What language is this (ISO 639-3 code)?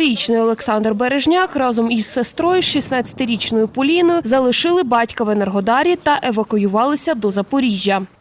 ukr